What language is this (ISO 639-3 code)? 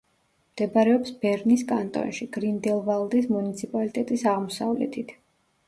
kat